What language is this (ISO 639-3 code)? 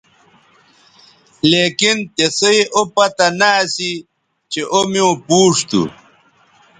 btv